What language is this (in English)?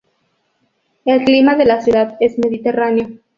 Spanish